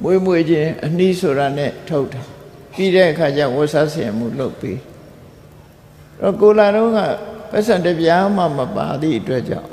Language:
Vietnamese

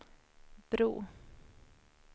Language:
Swedish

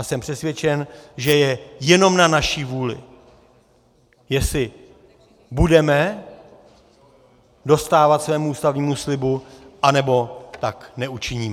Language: Czech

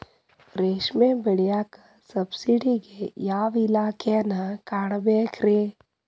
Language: Kannada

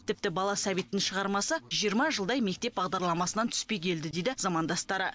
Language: Kazakh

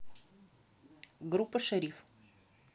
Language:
Russian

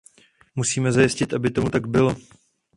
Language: Czech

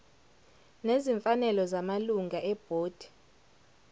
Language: Zulu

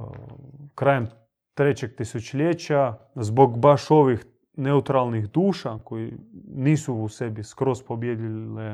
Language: Croatian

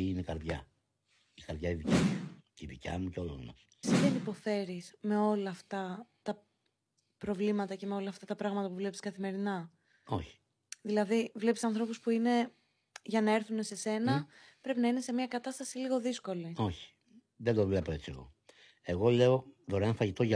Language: Greek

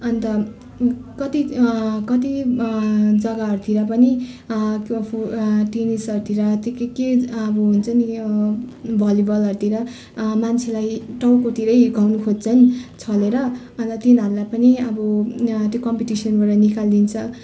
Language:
Nepali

